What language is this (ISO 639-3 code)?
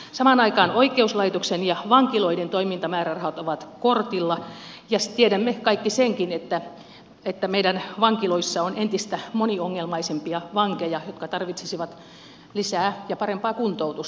fin